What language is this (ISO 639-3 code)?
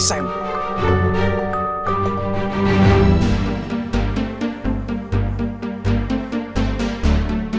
ind